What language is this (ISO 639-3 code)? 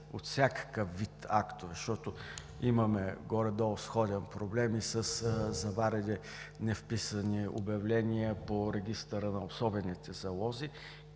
bul